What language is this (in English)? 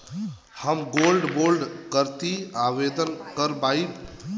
Bhojpuri